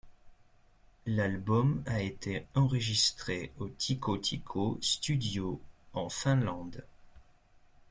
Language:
French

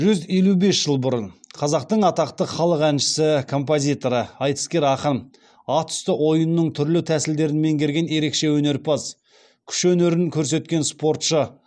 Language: Kazakh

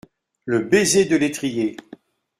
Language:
French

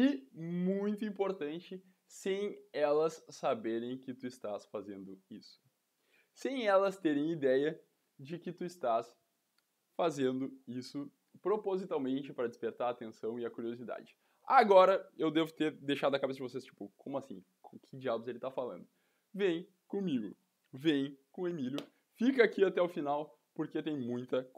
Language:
Portuguese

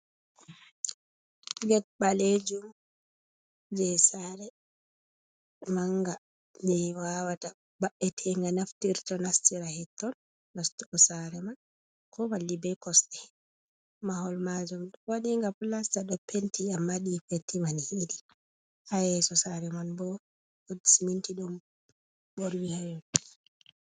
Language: Fula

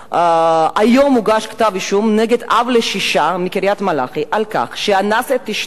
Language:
Hebrew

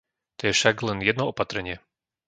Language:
Slovak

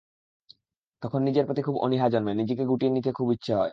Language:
Bangla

